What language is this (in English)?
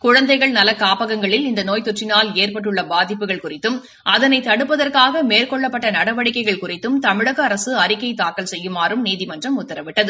Tamil